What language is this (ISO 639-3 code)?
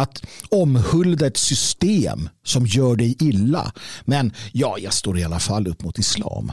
swe